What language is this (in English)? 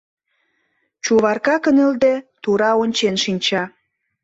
Mari